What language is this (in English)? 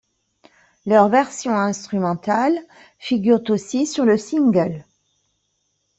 French